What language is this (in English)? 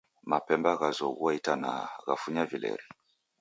Taita